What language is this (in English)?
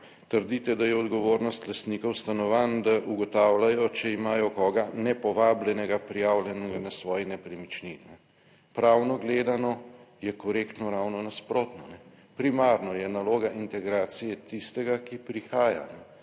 Slovenian